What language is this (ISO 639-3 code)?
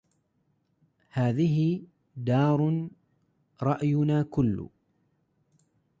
ara